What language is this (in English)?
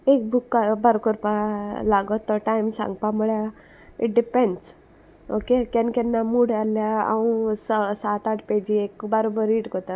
Konkani